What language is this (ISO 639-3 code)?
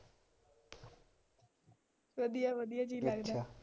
pan